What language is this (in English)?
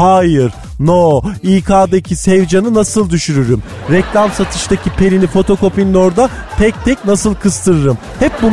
Turkish